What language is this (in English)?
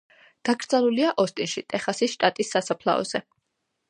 Georgian